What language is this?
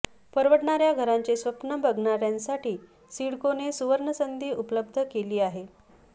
Marathi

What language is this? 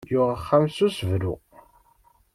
Kabyle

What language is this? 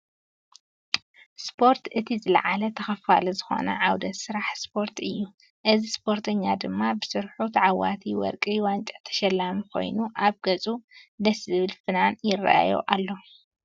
Tigrinya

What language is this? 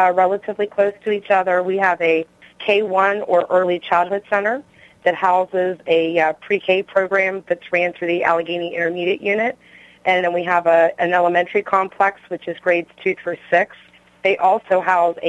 English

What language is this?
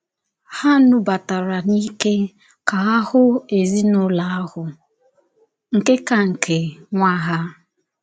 Igbo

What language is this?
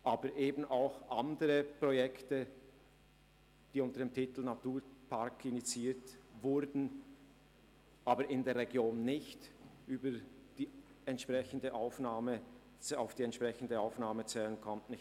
Swiss German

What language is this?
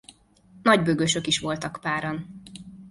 Hungarian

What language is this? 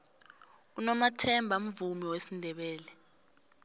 South Ndebele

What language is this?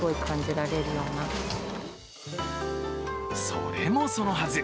Japanese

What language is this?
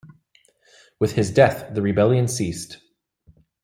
English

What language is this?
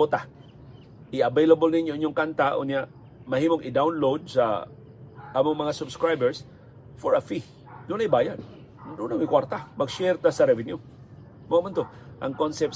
Filipino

